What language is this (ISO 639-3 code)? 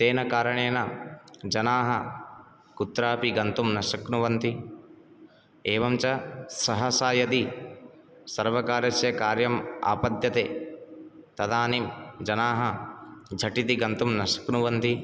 san